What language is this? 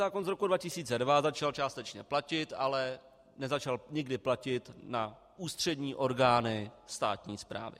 Czech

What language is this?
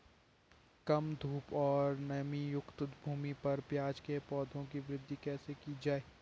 Hindi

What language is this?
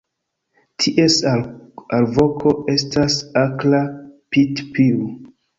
Esperanto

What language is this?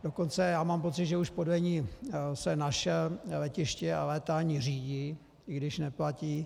Czech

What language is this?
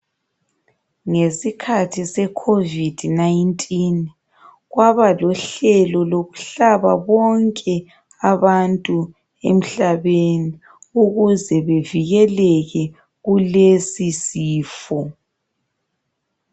North Ndebele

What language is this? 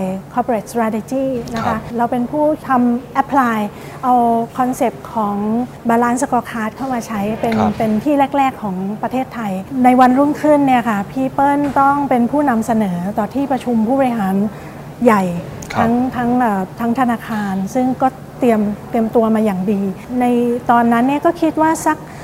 Thai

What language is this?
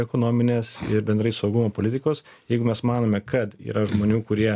Lithuanian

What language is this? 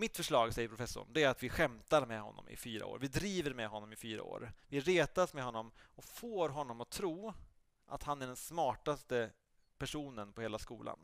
Swedish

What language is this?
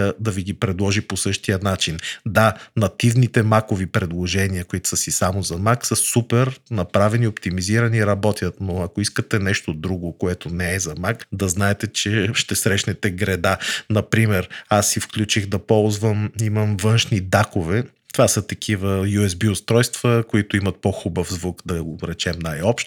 Bulgarian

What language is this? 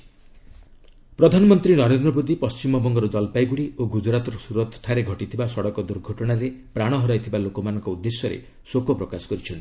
Odia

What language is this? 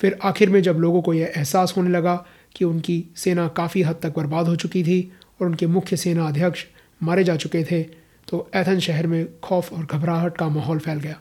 Hindi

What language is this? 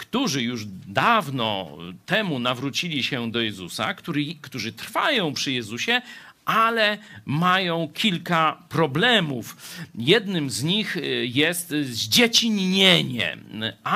Polish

